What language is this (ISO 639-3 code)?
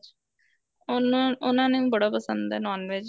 pan